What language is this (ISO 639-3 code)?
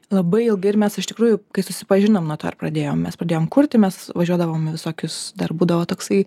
lit